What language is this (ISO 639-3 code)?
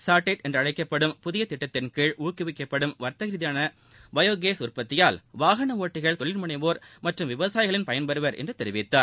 tam